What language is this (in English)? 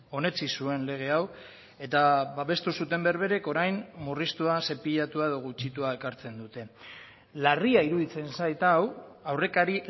Basque